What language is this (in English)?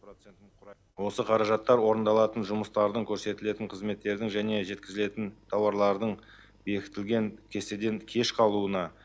Kazakh